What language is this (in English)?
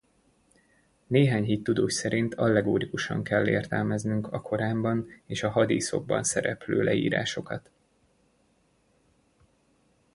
Hungarian